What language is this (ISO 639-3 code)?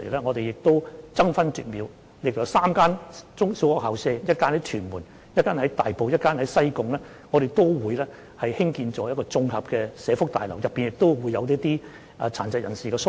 yue